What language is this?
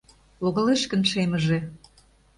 Mari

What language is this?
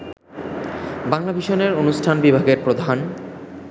Bangla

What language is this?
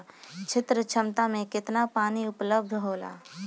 Bhojpuri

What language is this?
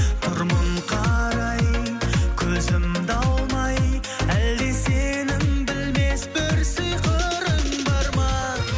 Kazakh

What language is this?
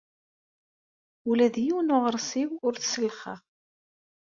Kabyle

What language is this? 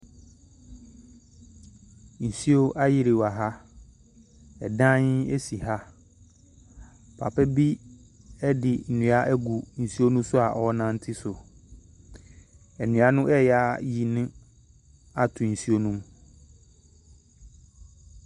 Akan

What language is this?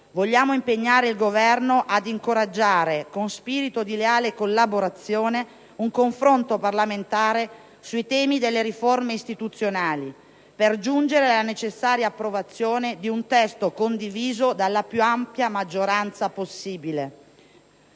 Italian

